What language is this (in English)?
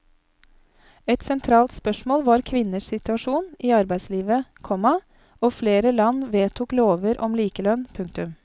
Norwegian